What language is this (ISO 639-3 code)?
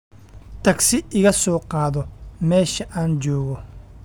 som